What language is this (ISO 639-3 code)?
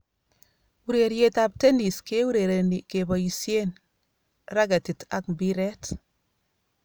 kln